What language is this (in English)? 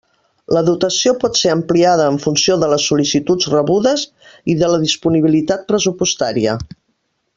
Catalan